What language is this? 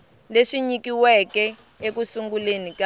Tsonga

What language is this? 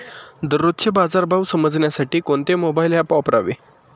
Marathi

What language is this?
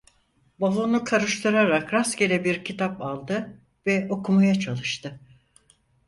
Turkish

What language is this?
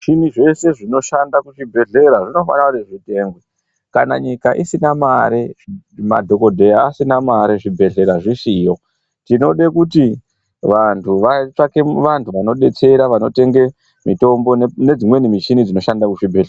Ndau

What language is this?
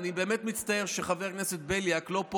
Hebrew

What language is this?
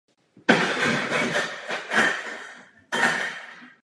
Czech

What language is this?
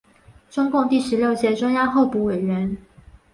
Chinese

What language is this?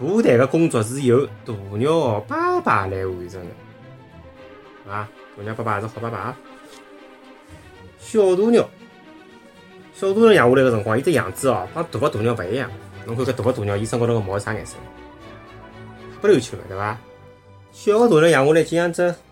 Chinese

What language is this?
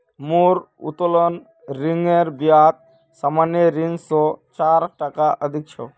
Magahi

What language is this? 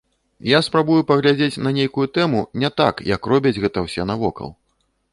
Belarusian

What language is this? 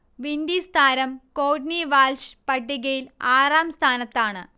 Malayalam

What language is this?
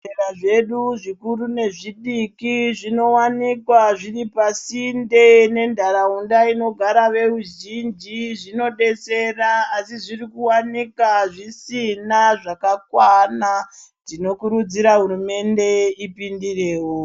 Ndau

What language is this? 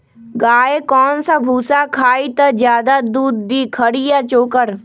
Magahi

